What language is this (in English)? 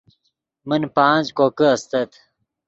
Yidgha